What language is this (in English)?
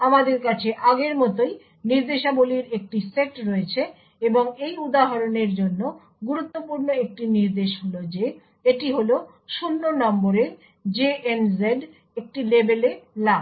Bangla